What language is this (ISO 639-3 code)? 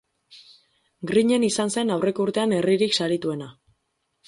eus